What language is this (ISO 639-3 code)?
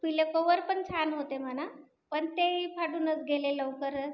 mar